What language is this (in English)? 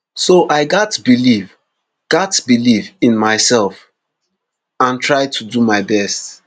Nigerian Pidgin